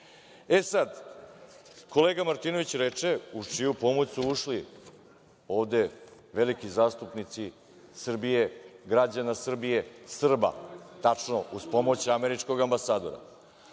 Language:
Serbian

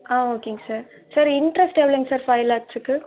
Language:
Tamil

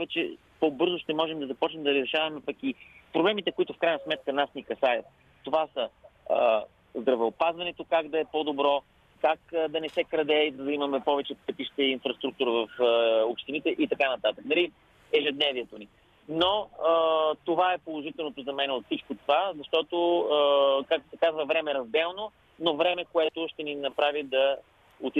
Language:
Bulgarian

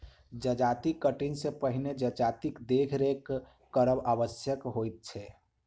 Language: Maithili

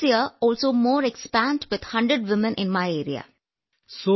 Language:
Malayalam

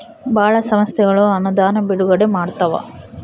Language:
Kannada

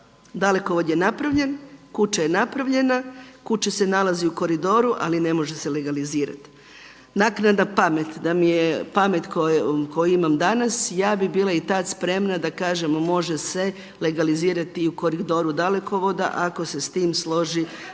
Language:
Croatian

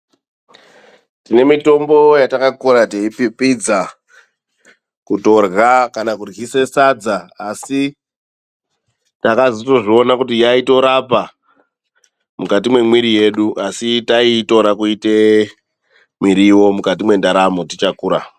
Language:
Ndau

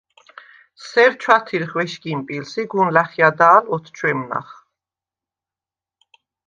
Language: Svan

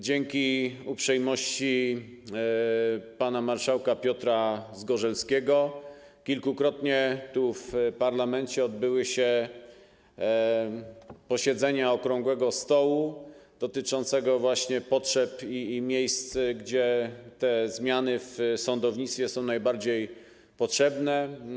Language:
Polish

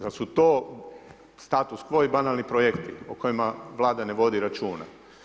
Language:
Croatian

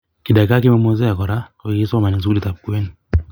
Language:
Kalenjin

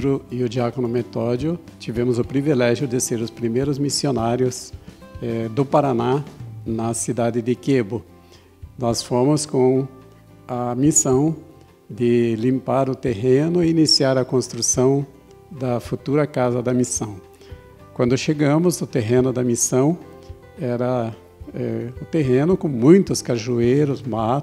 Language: Portuguese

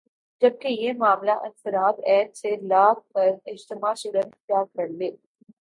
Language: Urdu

